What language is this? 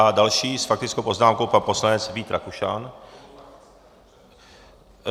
Czech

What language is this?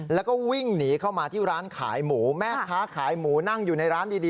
Thai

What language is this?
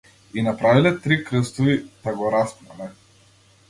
Macedonian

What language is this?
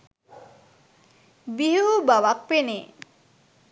Sinhala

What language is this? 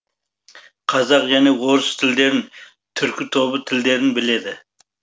Kazakh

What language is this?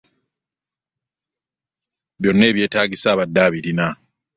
Ganda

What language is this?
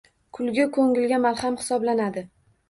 Uzbek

